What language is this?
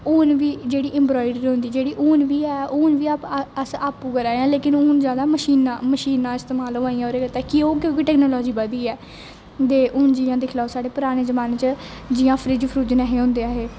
Dogri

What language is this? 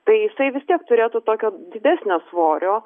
Lithuanian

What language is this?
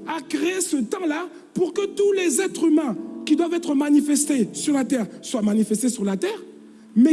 French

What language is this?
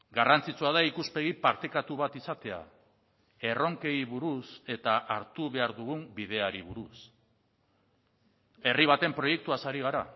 Basque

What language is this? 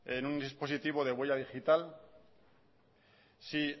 Spanish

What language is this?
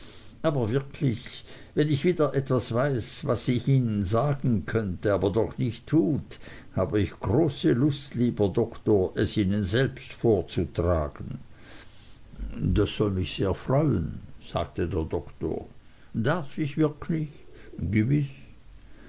German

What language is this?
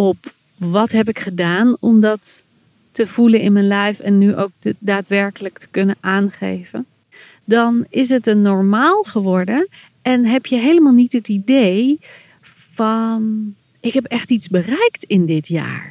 Dutch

